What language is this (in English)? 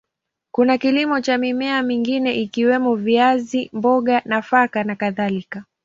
Swahili